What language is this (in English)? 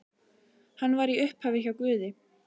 Icelandic